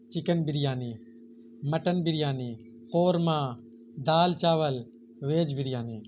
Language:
Urdu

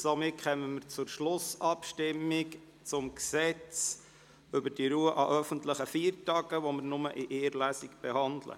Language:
Swiss German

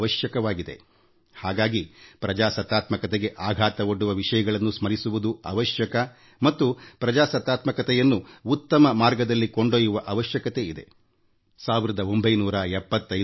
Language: Kannada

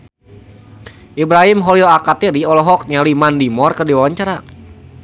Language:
Sundanese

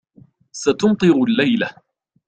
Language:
Arabic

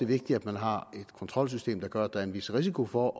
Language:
Danish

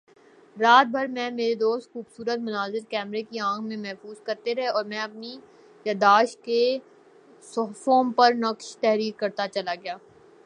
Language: Urdu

